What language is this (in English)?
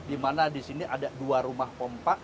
Indonesian